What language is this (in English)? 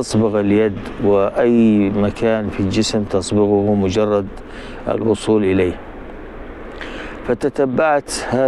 Arabic